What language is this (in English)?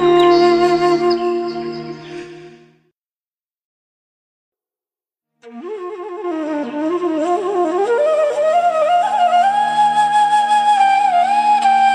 Malayalam